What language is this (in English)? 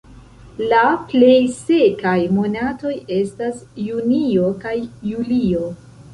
Esperanto